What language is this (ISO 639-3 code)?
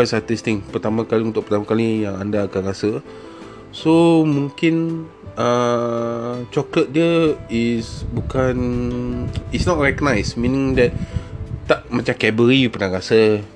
msa